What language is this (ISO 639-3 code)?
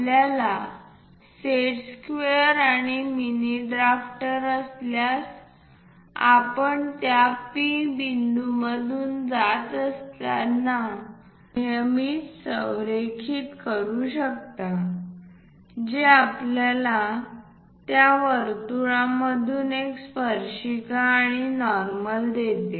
mar